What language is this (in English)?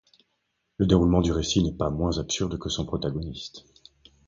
French